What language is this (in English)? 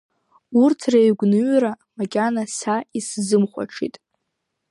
Abkhazian